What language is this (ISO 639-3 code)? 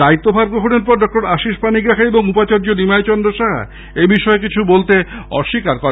ben